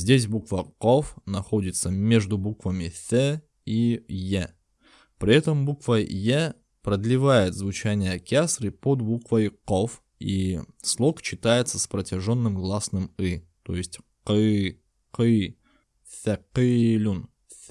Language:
Russian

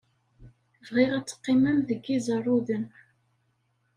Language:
Kabyle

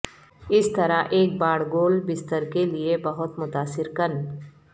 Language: Urdu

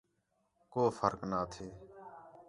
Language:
Khetrani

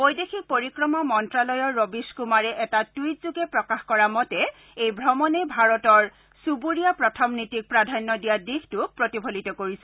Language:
Assamese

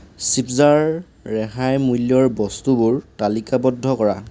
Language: Assamese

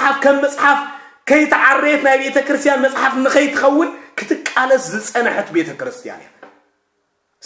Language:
Arabic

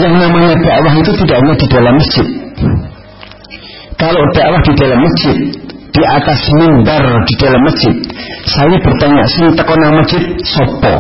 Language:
Indonesian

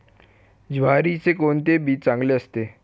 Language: Marathi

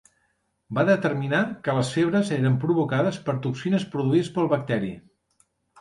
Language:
Catalan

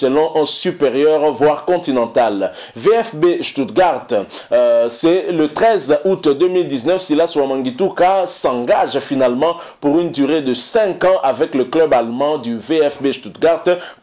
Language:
French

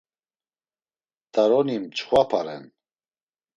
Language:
Laz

